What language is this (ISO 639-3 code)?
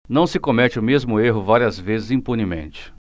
por